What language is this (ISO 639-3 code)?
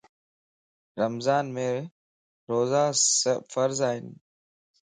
lss